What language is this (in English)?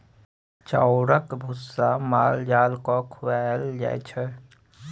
Maithili